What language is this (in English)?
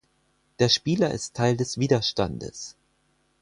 German